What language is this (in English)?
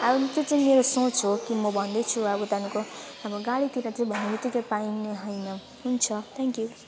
Nepali